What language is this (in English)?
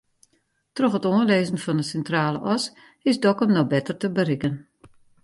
Western Frisian